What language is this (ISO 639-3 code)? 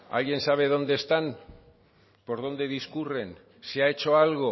spa